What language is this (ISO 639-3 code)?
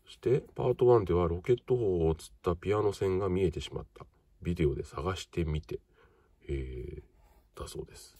jpn